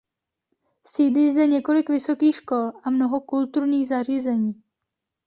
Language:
Czech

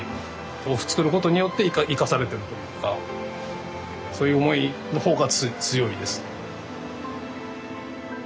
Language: Japanese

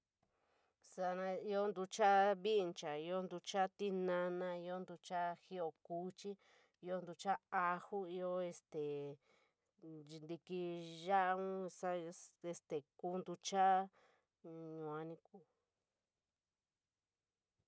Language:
San Miguel El Grande Mixtec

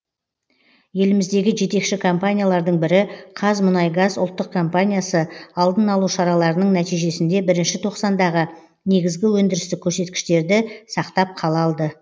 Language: Kazakh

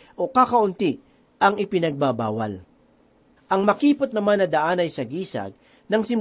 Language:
Filipino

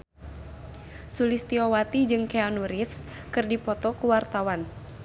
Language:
Sundanese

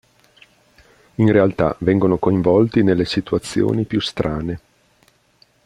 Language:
Italian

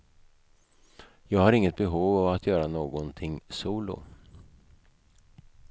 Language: Swedish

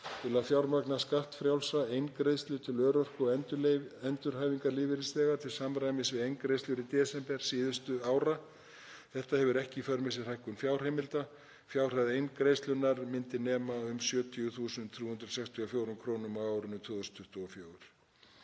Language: Icelandic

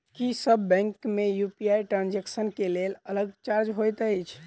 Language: Maithili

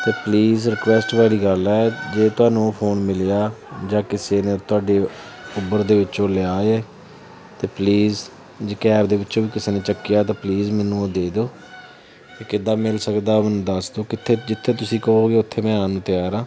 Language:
Punjabi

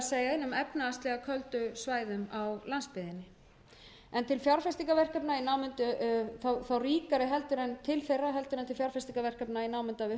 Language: Icelandic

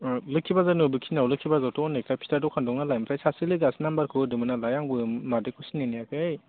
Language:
Bodo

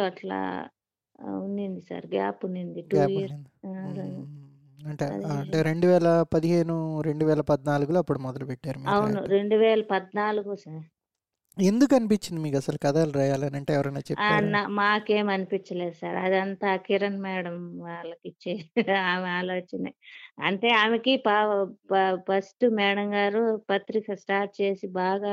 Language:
Telugu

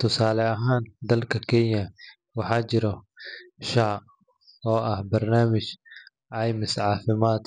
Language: Somali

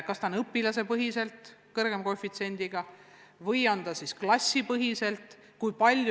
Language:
Estonian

